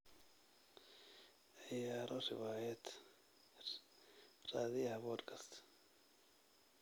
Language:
Somali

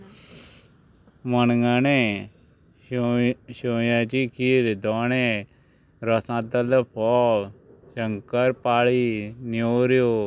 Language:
Konkani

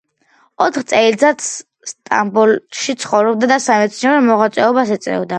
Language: Georgian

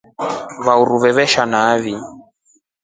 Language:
Rombo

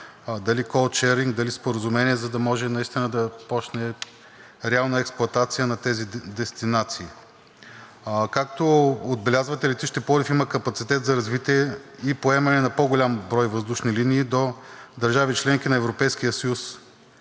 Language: Bulgarian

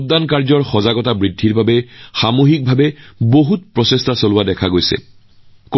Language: Assamese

